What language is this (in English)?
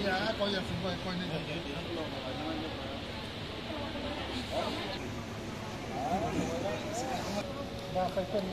Indonesian